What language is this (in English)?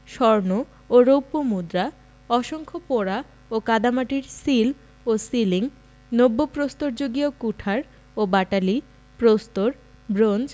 Bangla